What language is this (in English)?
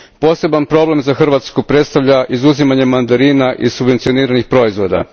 Croatian